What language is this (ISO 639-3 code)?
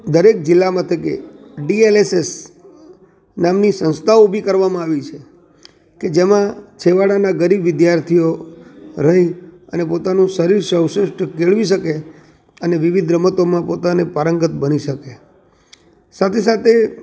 guj